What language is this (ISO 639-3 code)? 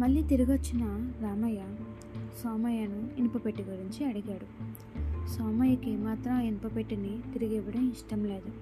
tel